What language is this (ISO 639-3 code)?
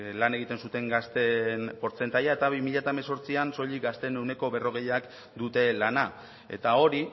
eus